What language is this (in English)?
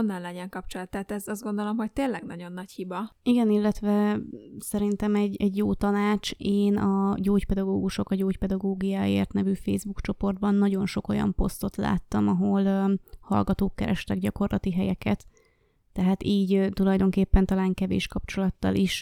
Hungarian